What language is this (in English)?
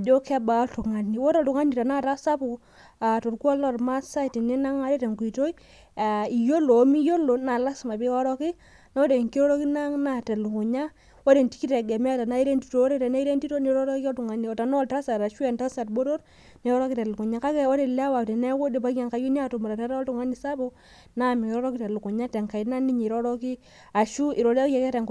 Masai